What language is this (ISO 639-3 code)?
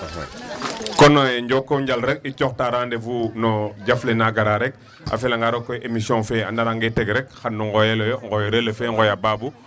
wol